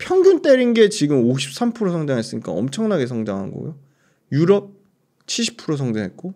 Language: Korean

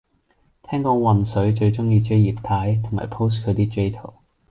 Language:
Cantonese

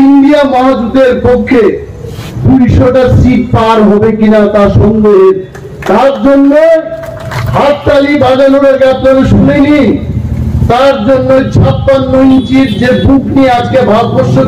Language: Bangla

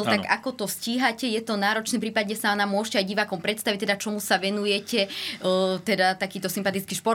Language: Slovak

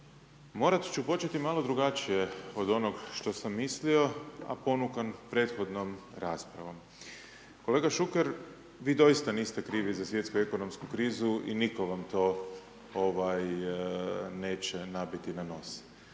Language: Croatian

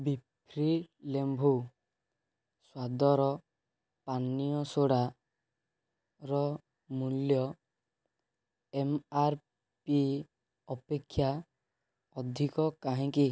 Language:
Odia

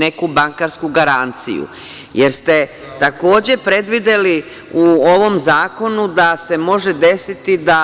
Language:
Serbian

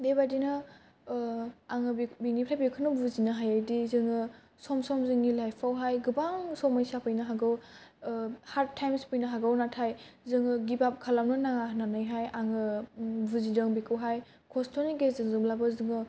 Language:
Bodo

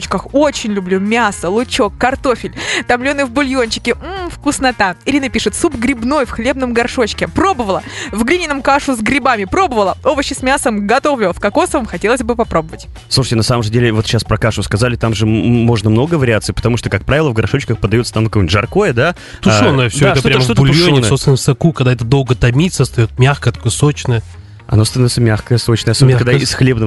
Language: Russian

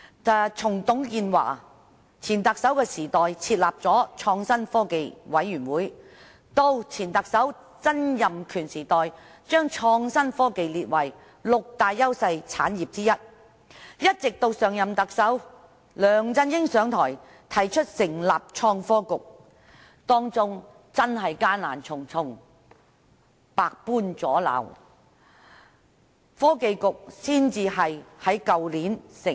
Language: Cantonese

